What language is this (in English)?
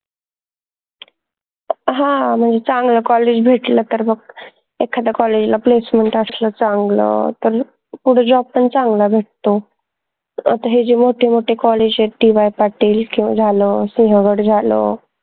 Marathi